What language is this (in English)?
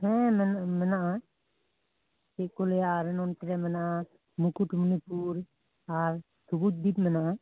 Santali